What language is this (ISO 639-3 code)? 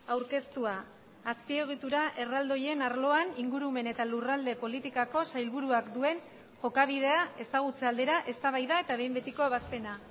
eus